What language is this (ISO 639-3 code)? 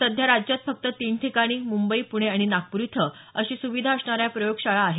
mar